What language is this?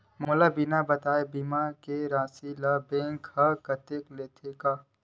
Chhattisgarhi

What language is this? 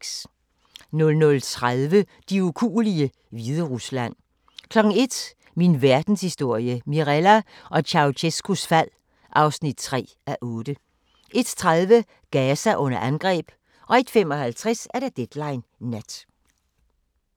Danish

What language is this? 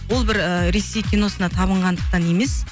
Kazakh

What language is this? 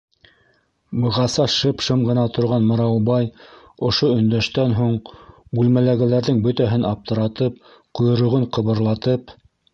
Bashkir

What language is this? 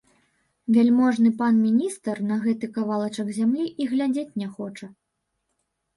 Belarusian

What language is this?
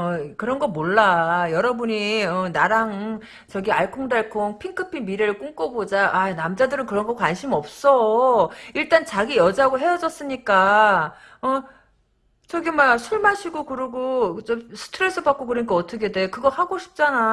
Korean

